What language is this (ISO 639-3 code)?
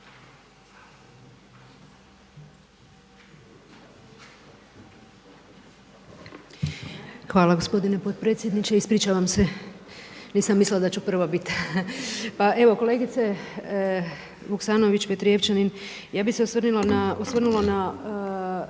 hrv